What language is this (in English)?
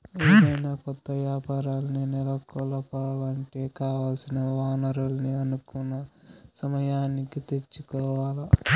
Telugu